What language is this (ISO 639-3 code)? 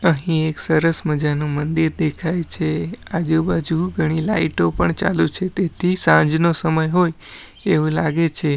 guj